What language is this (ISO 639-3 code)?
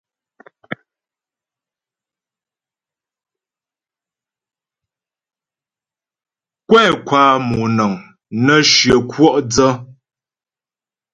bbj